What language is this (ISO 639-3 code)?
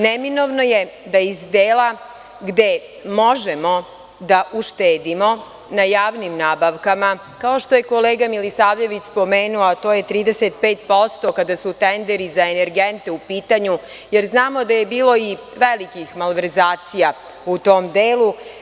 srp